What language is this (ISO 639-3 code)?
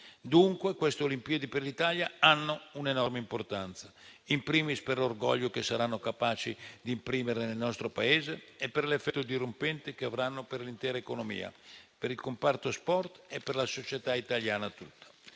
ita